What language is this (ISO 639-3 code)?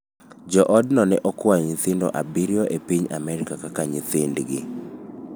luo